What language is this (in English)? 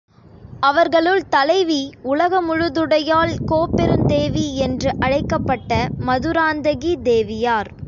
Tamil